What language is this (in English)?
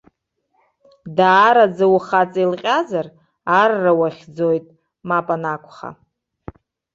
Abkhazian